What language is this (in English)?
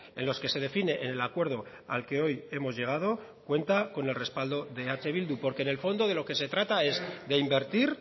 Spanish